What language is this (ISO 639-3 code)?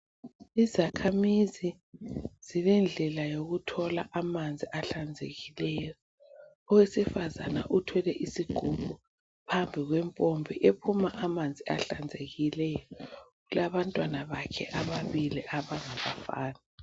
nde